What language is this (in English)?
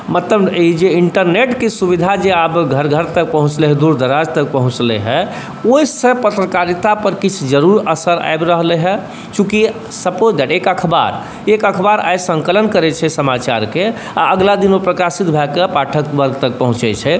Maithili